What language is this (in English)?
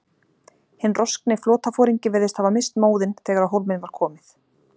Icelandic